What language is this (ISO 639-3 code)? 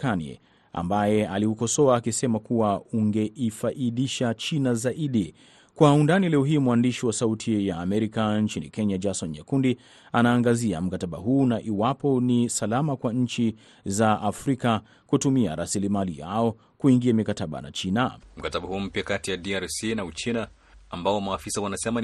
swa